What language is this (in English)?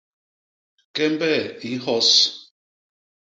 Basaa